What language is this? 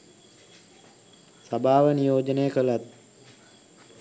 Sinhala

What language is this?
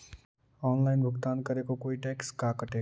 Magahi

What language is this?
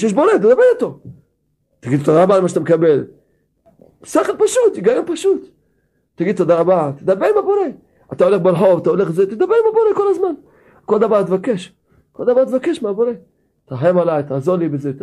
Hebrew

